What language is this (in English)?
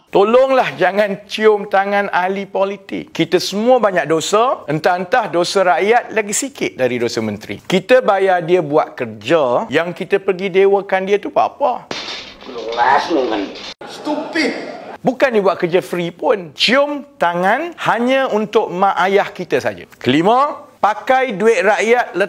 Malay